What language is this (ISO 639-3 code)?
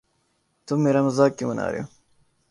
urd